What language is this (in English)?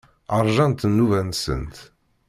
Kabyle